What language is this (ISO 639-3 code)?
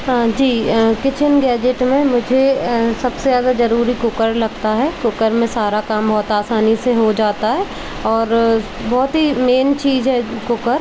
hin